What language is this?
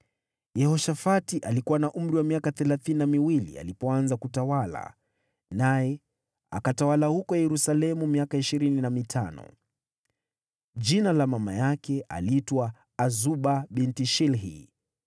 Swahili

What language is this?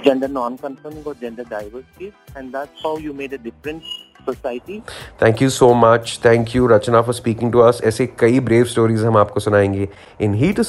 Hindi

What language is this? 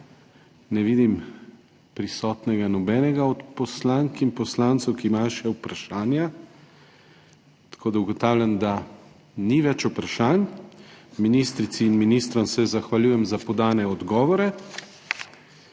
Slovenian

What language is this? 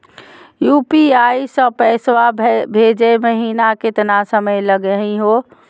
Magahi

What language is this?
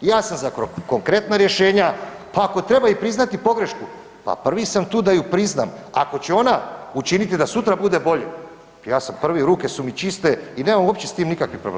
Croatian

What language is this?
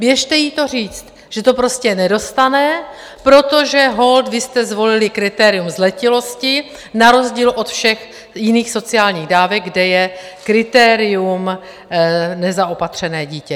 Czech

